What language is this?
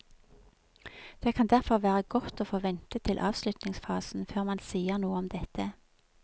Norwegian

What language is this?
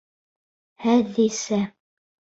Bashkir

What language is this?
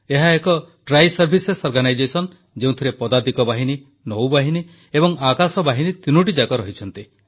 Odia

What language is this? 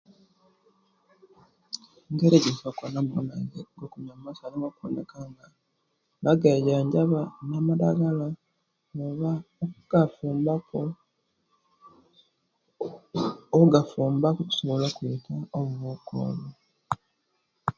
Kenyi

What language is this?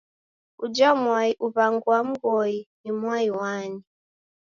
Taita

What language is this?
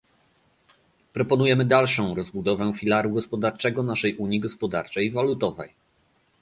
Polish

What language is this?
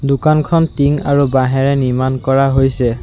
Assamese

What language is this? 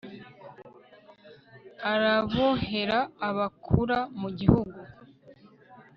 Kinyarwanda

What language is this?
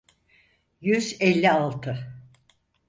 Turkish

